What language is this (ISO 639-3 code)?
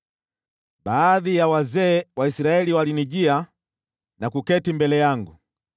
swa